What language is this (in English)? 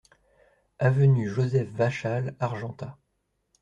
French